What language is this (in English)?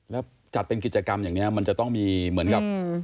Thai